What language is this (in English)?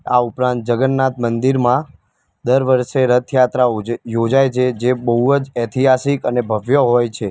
Gujarati